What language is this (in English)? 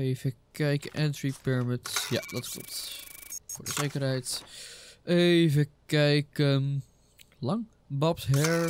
Dutch